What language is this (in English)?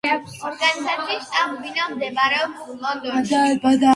Georgian